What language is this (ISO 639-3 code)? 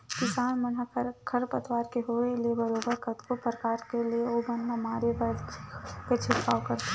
hne